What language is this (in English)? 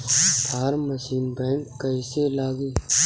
Bhojpuri